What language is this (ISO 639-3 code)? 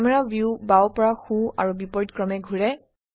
asm